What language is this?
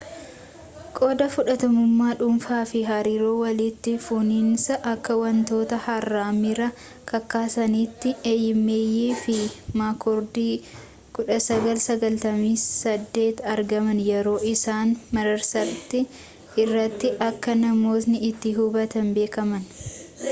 Oromo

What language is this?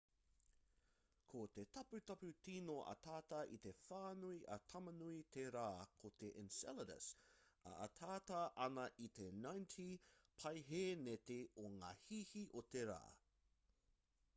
Māori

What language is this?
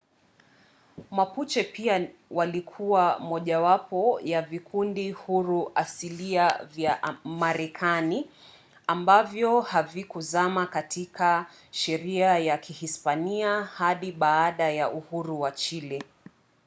Swahili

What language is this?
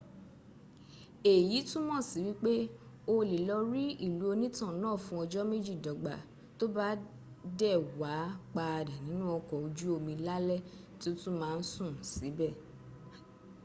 Yoruba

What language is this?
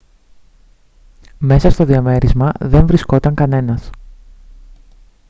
Greek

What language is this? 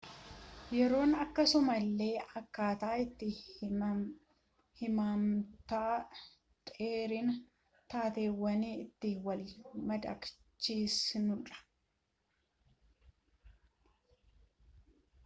Oromo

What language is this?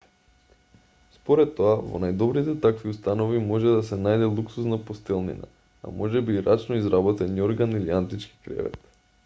Macedonian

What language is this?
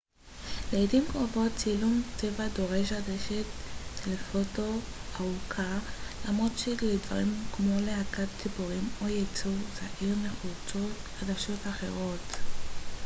Hebrew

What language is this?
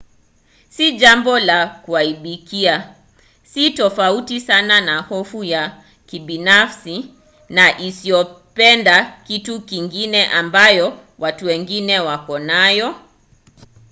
Swahili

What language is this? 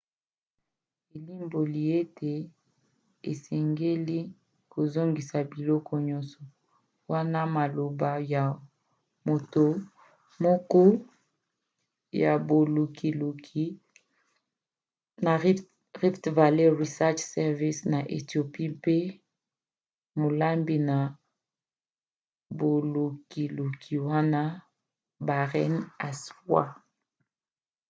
Lingala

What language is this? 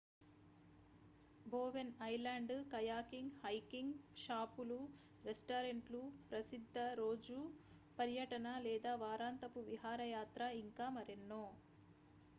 Telugu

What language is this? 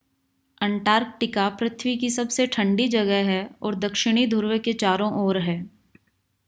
Hindi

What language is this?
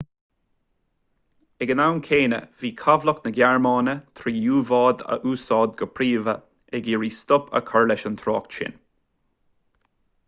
Irish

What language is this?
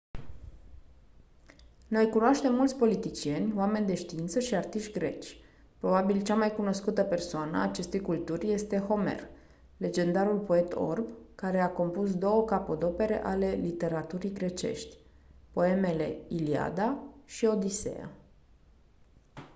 Romanian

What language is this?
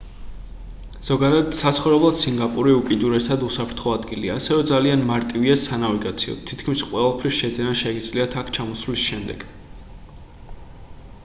Georgian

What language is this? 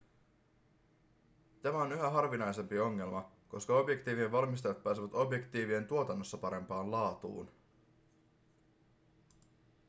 Finnish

